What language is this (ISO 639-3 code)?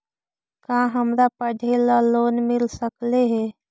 mag